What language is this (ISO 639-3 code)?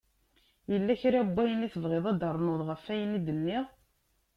kab